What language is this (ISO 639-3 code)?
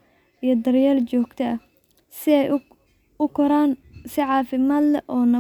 som